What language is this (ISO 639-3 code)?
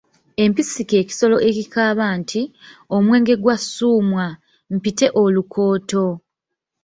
lug